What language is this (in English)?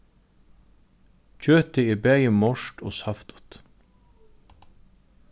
Faroese